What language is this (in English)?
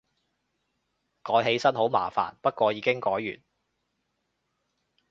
Cantonese